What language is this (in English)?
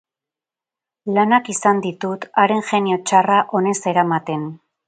Basque